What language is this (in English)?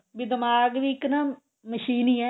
Punjabi